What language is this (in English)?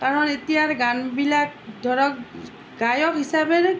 Assamese